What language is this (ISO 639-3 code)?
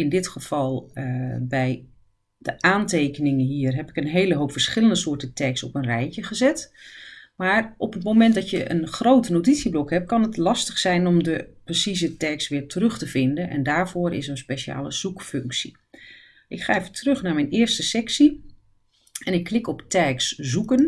nld